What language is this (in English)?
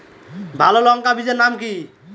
Bangla